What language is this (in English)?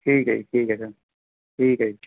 Punjabi